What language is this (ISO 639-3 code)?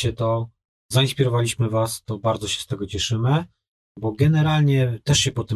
pol